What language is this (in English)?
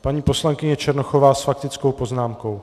Czech